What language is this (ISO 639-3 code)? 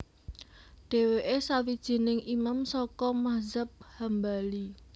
jav